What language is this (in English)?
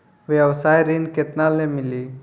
Bhojpuri